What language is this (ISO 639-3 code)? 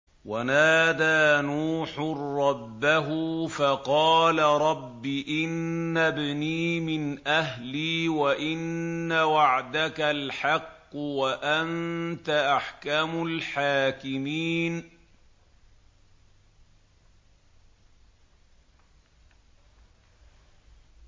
ara